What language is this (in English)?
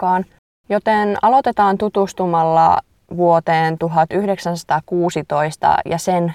Finnish